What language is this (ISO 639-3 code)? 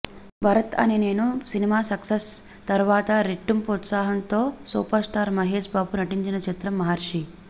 tel